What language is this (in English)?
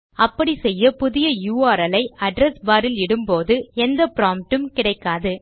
Tamil